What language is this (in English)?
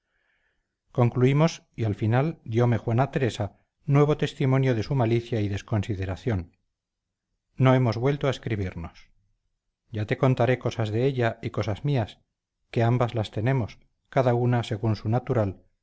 Spanish